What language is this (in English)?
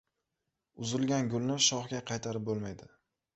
Uzbek